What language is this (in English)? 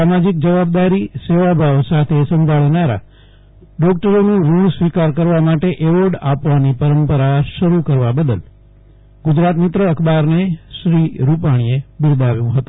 Gujarati